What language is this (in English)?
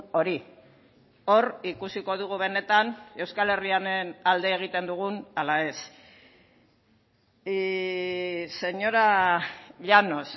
Basque